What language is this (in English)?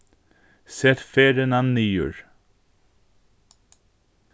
Faroese